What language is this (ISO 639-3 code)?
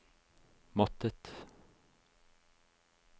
nor